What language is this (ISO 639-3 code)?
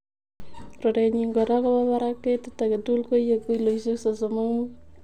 kln